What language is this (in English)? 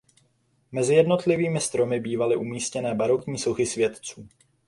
Czech